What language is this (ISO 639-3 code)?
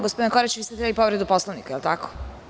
srp